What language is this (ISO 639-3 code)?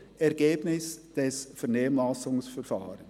gsw